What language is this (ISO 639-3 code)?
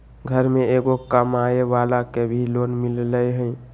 mag